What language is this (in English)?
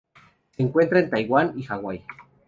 Spanish